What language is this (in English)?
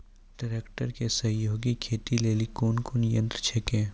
Maithili